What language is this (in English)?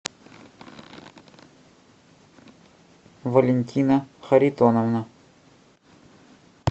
Russian